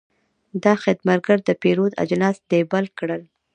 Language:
Pashto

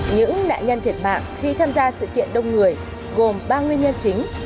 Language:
Vietnamese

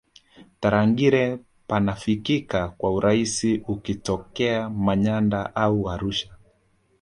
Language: Swahili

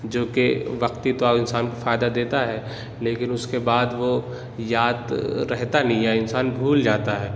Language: Urdu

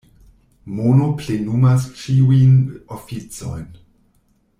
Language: Esperanto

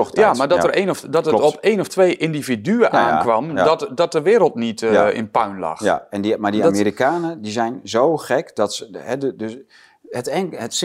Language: Dutch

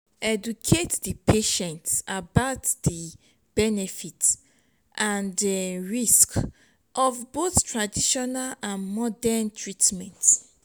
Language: Nigerian Pidgin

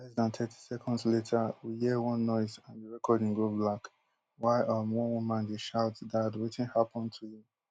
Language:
Nigerian Pidgin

